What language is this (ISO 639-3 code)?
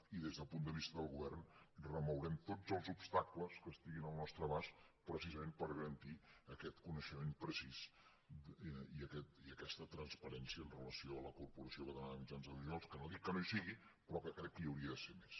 cat